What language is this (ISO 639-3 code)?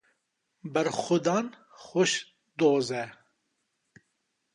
kur